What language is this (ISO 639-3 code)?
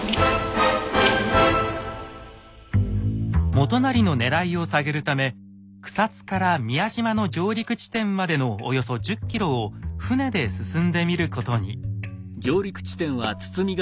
jpn